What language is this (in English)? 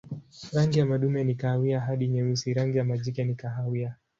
Swahili